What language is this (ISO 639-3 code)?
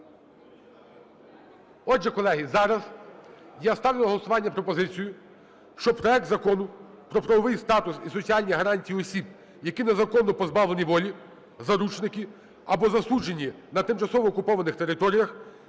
ukr